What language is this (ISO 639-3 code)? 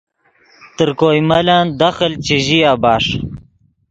ydg